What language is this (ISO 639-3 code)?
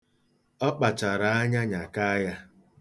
ibo